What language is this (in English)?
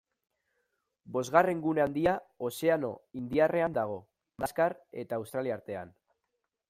Basque